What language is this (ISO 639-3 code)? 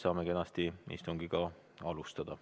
est